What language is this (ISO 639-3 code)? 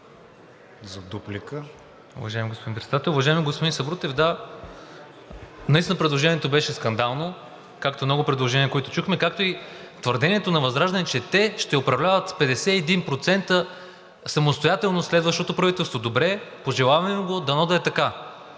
bul